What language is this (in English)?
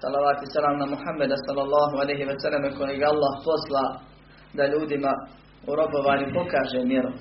Croatian